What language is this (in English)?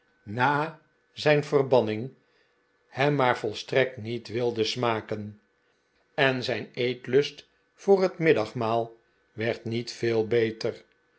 Dutch